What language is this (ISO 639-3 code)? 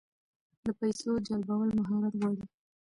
pus